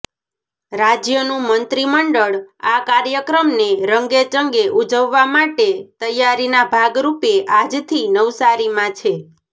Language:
Gujarati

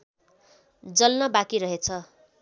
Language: Nepali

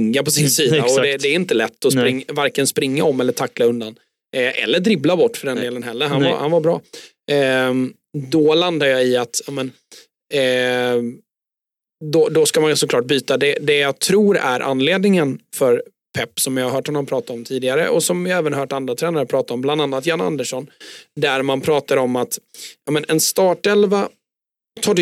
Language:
Swedish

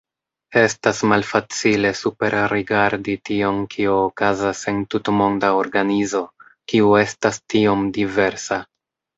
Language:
Esperanto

